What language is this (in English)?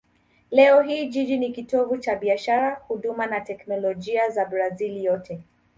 Swahili